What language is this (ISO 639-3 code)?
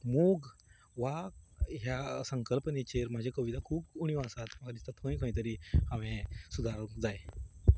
kok